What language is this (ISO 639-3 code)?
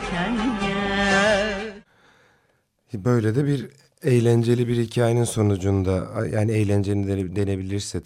tur